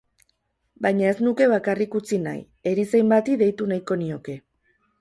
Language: Basque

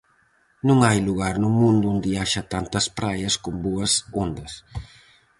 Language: Galician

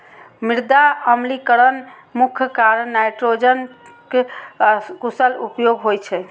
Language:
Maithili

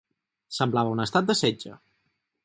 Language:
Catalan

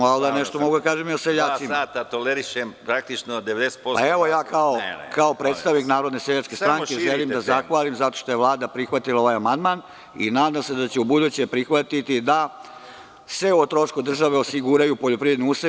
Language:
Serbian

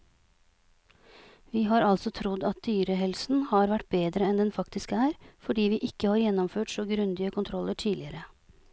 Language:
Norwegian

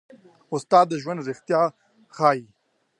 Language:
Pashto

